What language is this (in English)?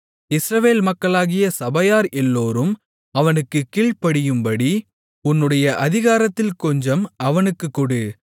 Tamil